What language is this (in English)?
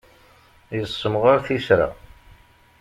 Kabyle